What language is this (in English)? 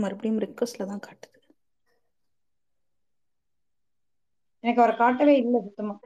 Tamil